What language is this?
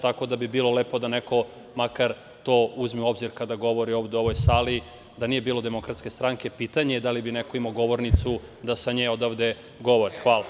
Serbian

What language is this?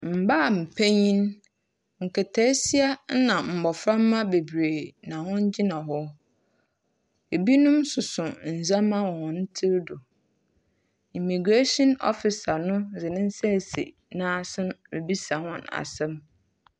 Akan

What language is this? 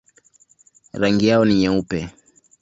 Swahili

